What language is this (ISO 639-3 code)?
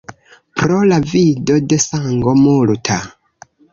epo